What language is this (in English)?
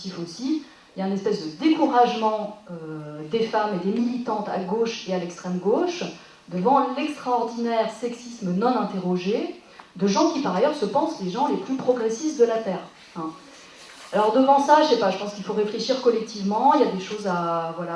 French